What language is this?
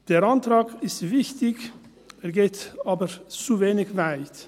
Swiss German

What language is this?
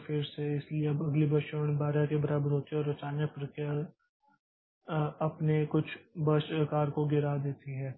Hindi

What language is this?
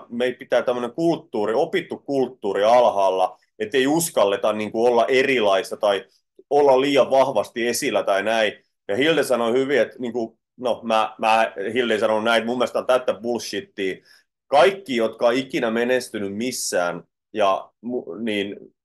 Finnish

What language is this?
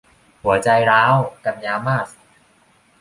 Thai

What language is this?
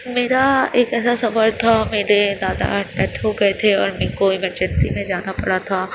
Urdu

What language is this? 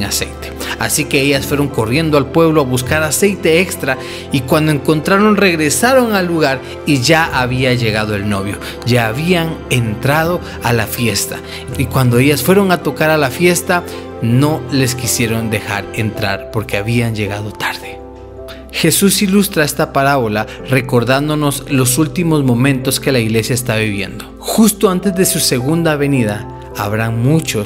Spanish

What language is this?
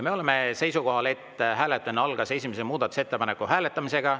Estonian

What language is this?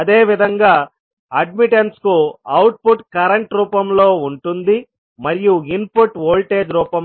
Telugu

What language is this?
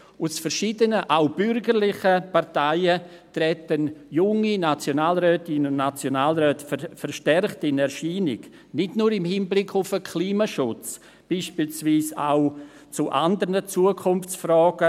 Swiss German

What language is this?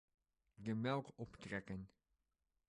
Dutch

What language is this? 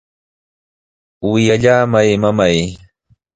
Sihuas Ancash Quechua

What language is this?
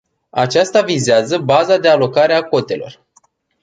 Romanian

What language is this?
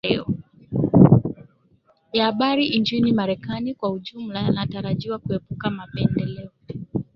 Swahili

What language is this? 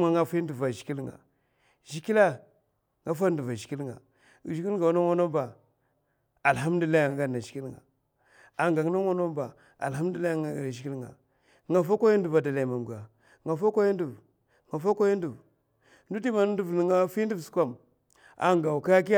Mafa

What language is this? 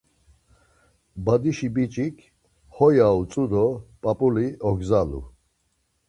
Laz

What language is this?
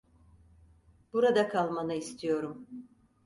Turkish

